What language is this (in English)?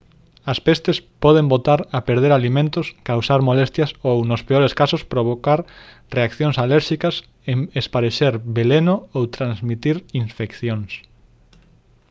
Galician